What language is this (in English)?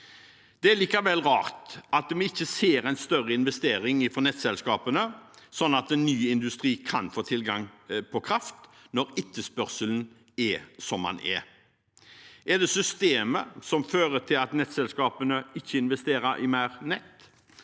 Norwegian